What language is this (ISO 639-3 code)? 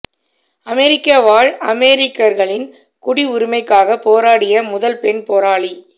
tam